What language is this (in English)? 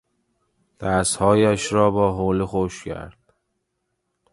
Persian